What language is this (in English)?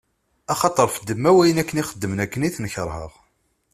Kabyle